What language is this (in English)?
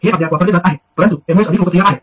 Marathi